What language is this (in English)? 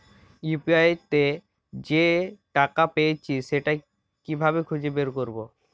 Bangla